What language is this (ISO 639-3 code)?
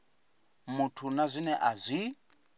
ven